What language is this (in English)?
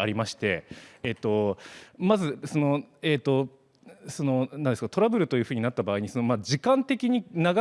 Japanese